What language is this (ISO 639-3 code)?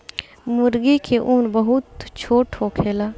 bho